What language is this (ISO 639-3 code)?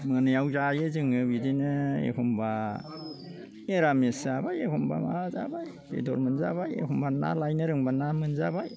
brx